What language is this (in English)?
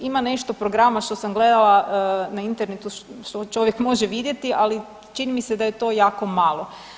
Croatian